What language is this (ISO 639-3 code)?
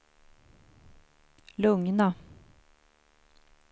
swe